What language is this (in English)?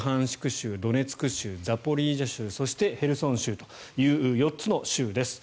Japanese